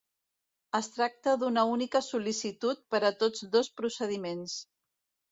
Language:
Catalan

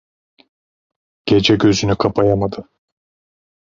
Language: Turkish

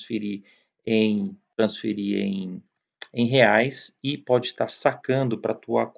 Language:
Portuguese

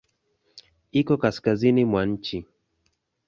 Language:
Swahili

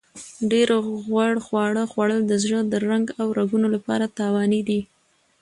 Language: Pashto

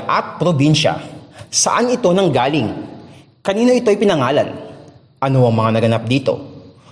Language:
Filipino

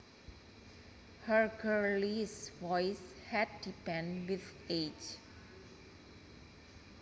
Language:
Javanese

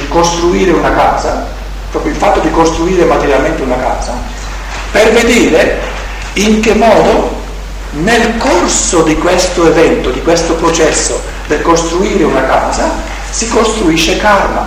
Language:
Italian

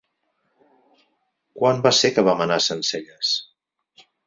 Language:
Catalan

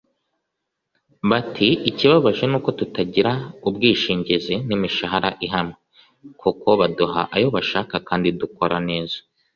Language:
Kinyarwanda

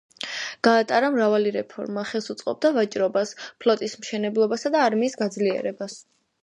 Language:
Georgian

